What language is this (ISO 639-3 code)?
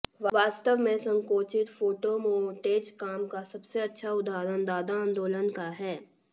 hin